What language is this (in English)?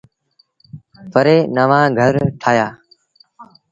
Sindhi Bhil